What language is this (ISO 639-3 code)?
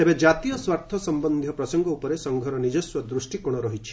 ori